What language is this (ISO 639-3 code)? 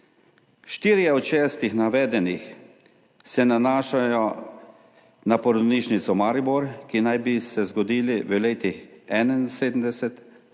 slv